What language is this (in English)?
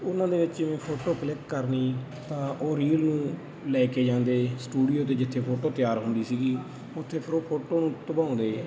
Punjabi